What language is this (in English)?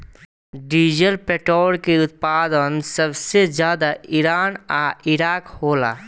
Bhojpuri